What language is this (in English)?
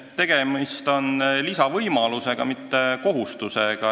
Estonian